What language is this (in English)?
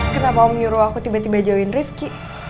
Indonesian